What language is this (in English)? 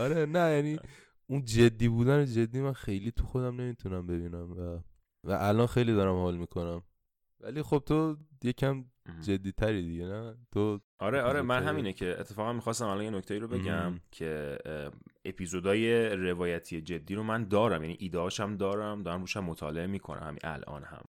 Persian